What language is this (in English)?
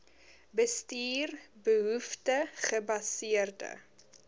Afrikaans